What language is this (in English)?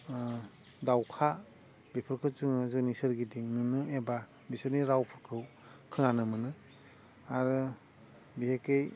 Bodo